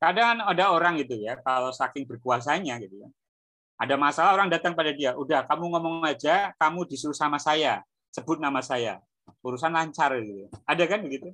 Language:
Indonesian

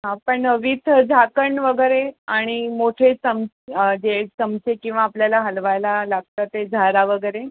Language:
Marathi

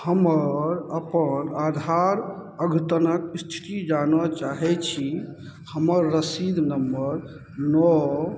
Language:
Maithili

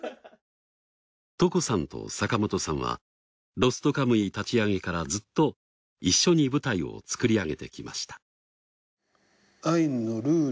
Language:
Japanese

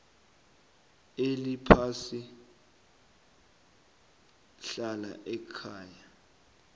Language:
South Ndebele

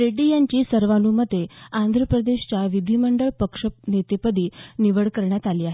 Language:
Marathi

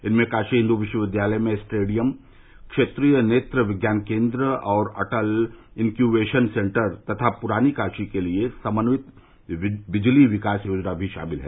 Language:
Hindi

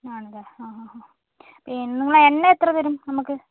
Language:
Malayalam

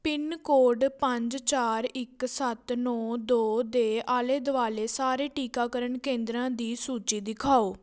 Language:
Punjabi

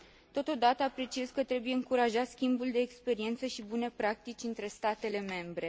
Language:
Romanian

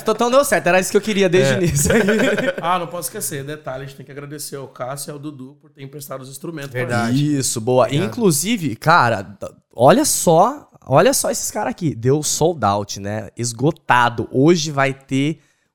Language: Portuguese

